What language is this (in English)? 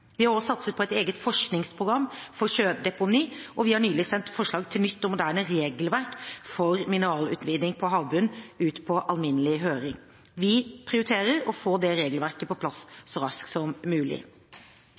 Norwegian Bokmål